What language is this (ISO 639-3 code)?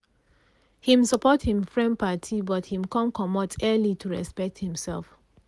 pcm